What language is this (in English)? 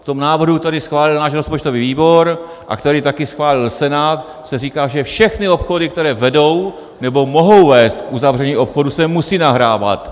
Czech